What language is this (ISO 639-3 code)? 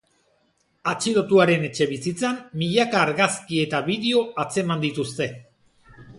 eus